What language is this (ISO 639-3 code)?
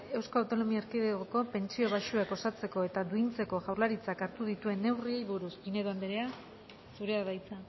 eus